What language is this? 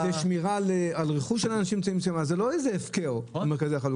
Hebrew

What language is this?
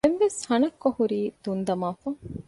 Divehi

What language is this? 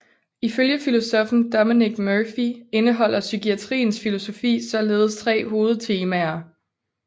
Danish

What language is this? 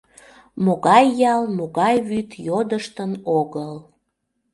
Mari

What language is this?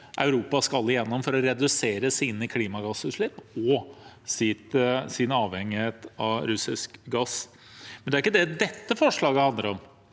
Norwegian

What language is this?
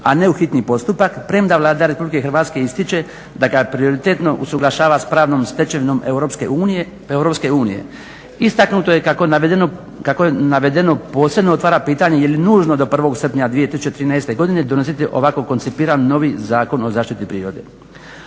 Croatian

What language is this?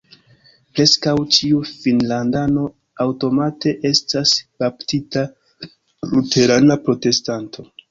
Esperanto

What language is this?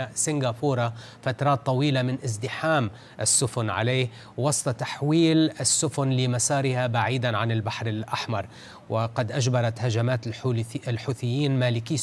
Arabic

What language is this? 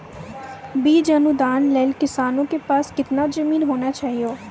Maithili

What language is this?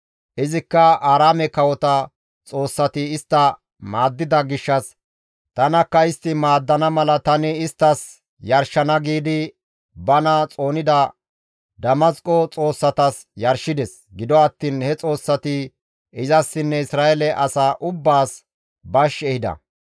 Gamo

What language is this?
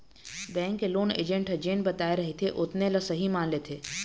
Chhattisgarhi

